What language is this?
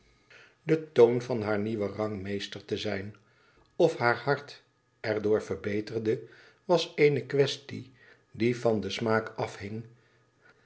Dutch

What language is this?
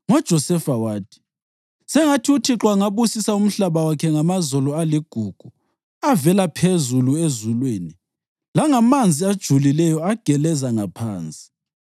North Ndebele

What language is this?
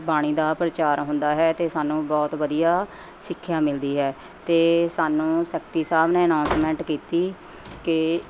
Punjabi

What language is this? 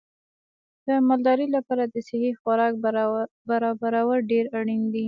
Pashto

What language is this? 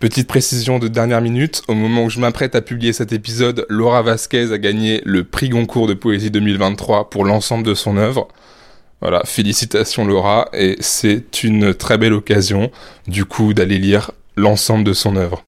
French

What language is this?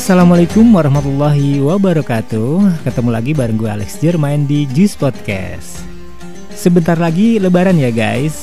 Indonesian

